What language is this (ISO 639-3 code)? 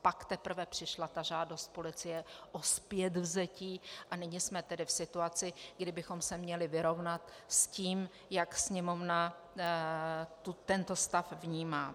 ces